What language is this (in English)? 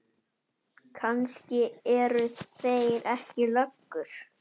Icelandic